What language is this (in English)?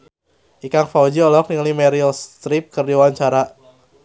Sundanese